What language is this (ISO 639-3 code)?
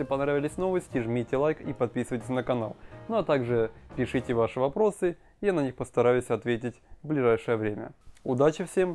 rus